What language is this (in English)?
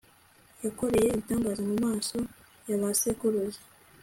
Kinyarwanda